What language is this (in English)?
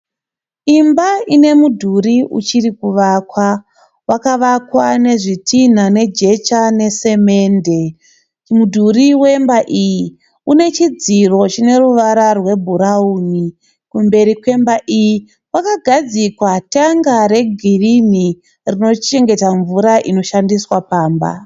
Shona